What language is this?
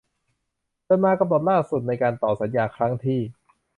Thai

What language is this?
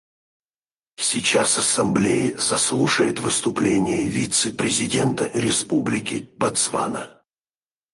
Russian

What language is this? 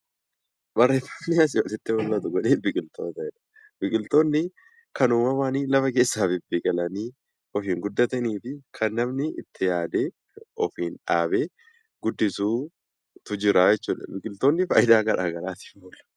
Oromo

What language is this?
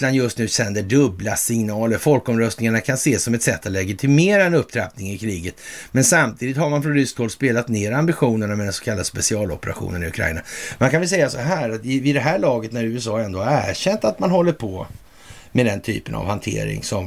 Swedish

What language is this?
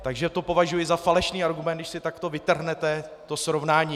Czech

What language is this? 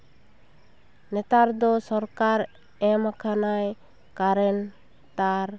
Santali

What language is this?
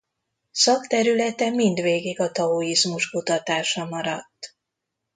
Hungarian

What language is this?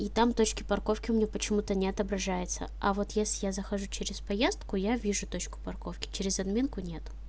Russian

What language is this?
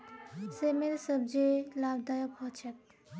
Magahi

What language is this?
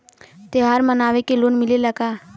Bhojpuri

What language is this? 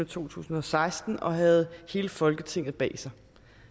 Danish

